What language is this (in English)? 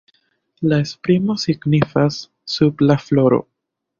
Esperanto